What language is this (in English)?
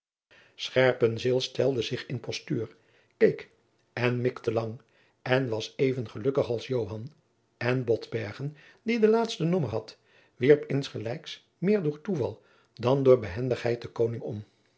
Dutch